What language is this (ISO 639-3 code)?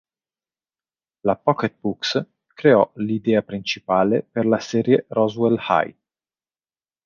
ita